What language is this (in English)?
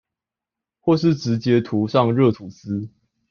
Chinese